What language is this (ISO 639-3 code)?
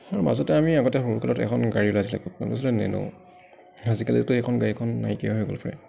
asm